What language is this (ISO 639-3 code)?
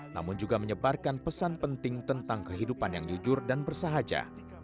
ind